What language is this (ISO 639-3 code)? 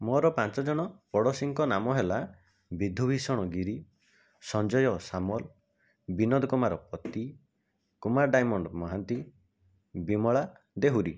ori